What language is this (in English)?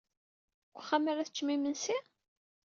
Kabyle